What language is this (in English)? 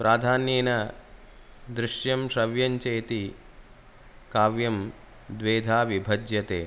Sanskrit